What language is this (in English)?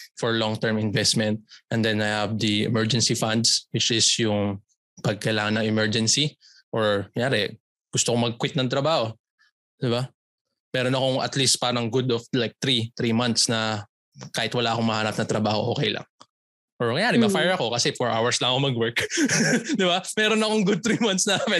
Filipino